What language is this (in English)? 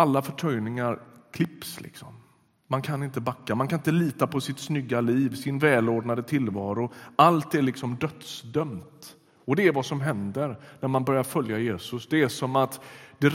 Swedish